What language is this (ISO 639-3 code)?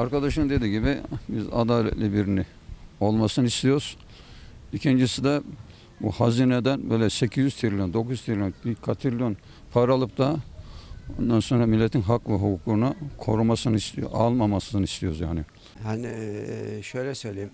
tur